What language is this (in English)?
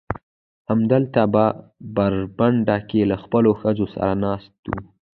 Pashto